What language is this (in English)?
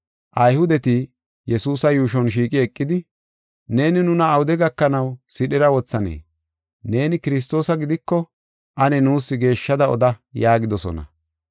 Gofa